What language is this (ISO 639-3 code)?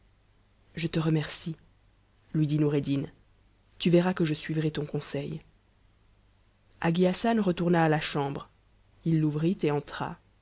fra